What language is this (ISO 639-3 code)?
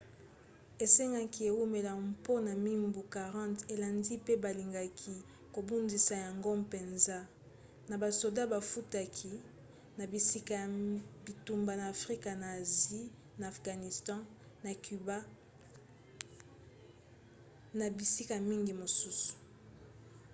lin